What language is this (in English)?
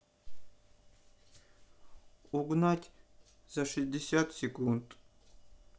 Russian